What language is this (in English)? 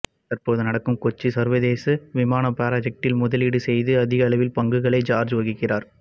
Tamil